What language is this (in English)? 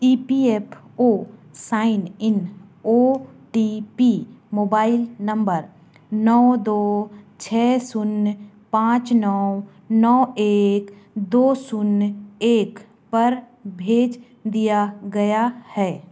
Hindi